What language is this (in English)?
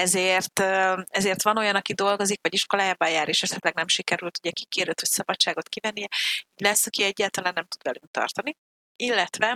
Hungarian